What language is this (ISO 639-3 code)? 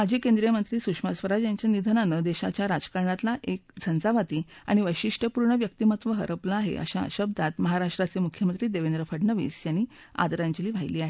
mar